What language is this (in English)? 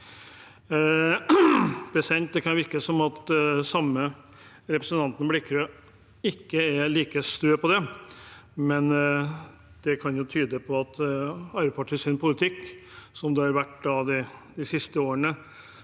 Norwegian